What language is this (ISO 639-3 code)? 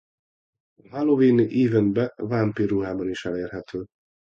hun